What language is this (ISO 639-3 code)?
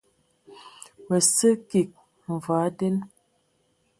ewo